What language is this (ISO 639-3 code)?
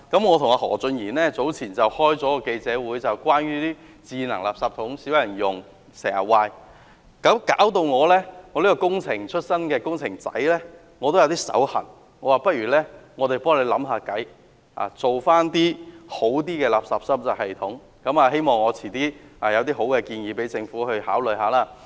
yue